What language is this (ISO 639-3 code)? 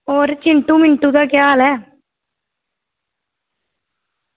doi